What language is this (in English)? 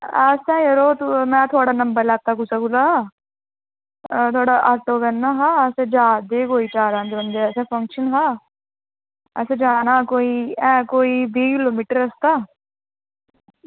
Dogri